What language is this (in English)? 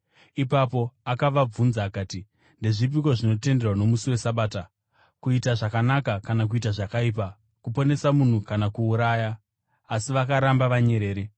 Shona